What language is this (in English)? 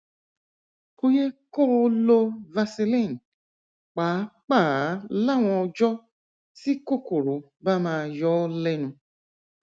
Yoruba